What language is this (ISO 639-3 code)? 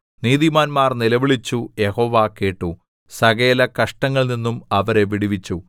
mal